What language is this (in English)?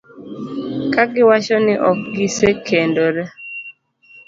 Luo (Kenya and Tanzania)